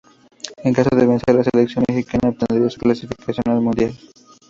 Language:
Spanish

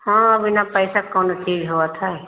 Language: Hindi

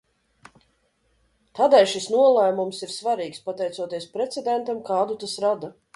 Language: Latvian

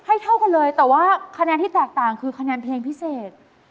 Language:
Thai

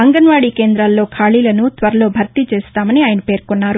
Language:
Telugu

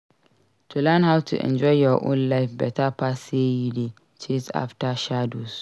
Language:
Nigerian Pidgin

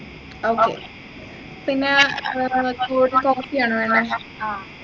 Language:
Malayalam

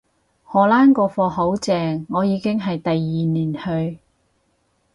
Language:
Cantonese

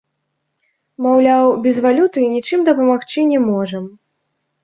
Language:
Belarusian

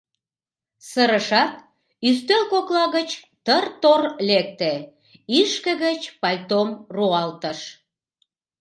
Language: Mari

